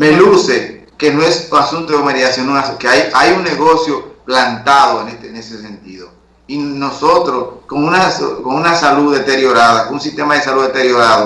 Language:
Spanish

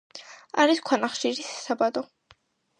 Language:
Georgian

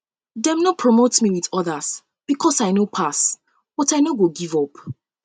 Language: Nigerian Pidgin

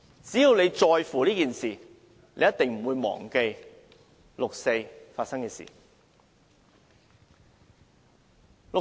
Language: Cantonese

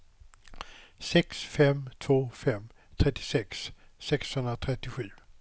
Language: Swedish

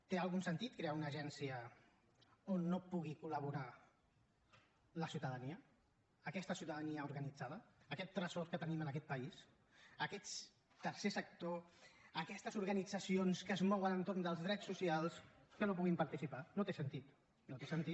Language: Catalan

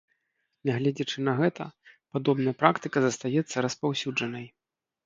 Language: Belarusian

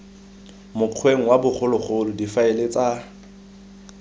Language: Tswana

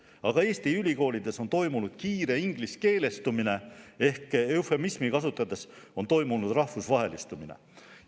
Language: Estonian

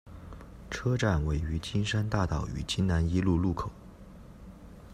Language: Chinese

